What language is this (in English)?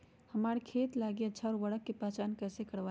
Magahi